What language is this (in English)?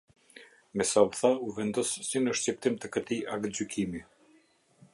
Albanian